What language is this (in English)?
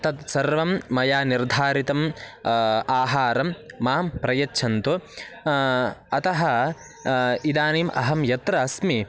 Sanskrit